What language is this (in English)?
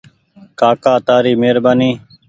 Goaria